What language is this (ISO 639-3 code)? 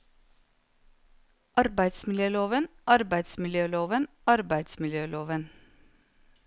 nor